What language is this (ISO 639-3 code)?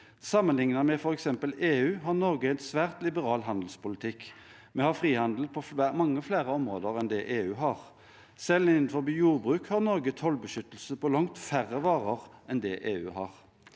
nor